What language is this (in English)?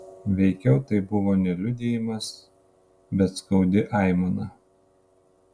Lithuanian